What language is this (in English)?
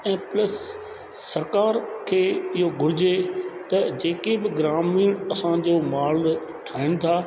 Sindhi